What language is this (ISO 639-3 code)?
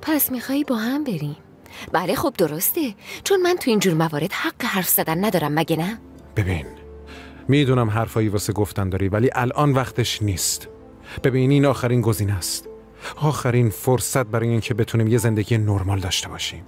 fas